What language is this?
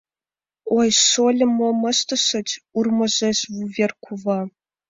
Mari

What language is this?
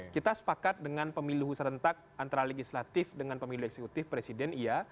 Indonesian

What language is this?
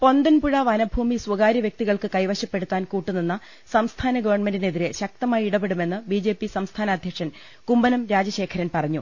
Malayalam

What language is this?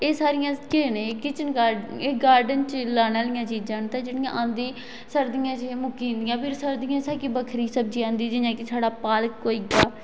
Dogri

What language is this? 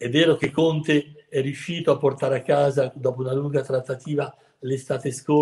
Italian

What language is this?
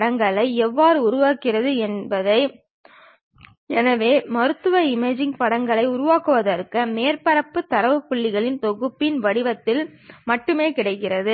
Tamil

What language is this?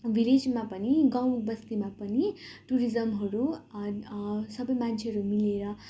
Nepali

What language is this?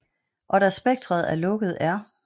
Danish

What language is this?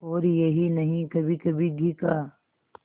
Hindi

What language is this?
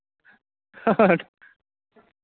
Santali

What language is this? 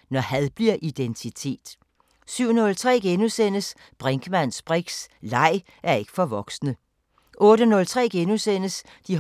Danish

